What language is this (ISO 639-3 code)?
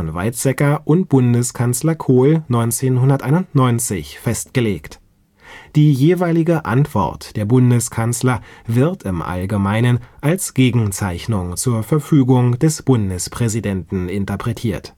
deu